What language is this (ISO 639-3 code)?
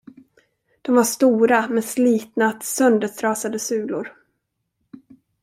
swe